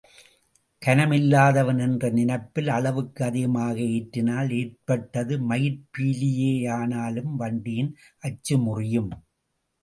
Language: Tamil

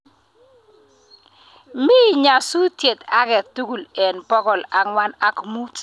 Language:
Kalenjin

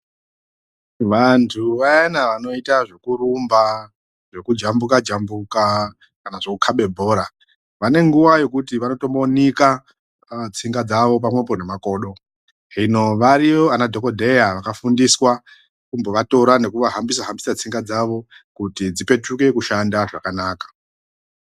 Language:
Ndau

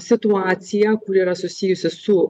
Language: Lithuanian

